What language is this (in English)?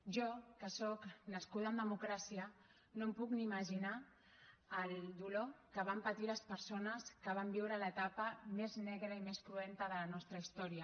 Catalan